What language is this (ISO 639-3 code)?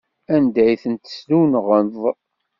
kab